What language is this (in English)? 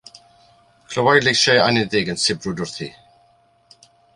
Welsh